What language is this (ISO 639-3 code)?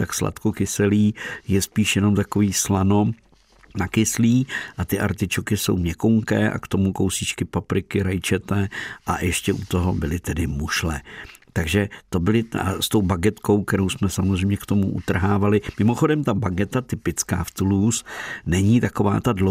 ces